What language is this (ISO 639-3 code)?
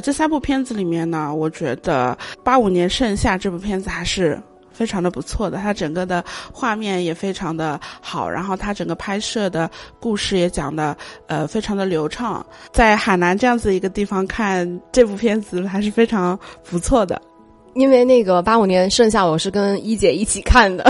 zho